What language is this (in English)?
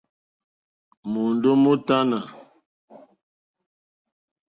Mokpwe